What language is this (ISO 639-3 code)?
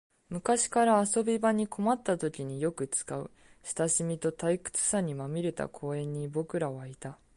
jpn